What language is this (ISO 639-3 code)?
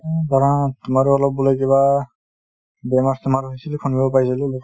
asm